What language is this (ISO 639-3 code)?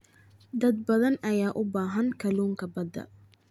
som